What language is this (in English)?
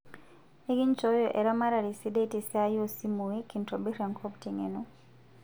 Masai